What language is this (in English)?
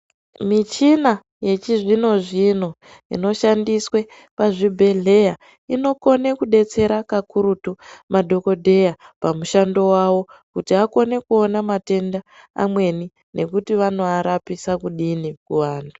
Ndau